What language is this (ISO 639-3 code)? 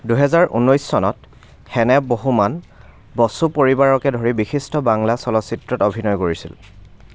asm